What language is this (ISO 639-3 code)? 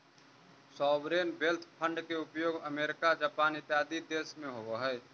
mag